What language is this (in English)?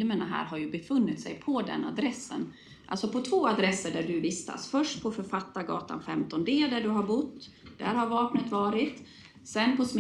Swedish